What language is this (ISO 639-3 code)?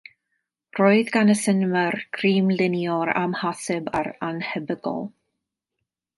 cym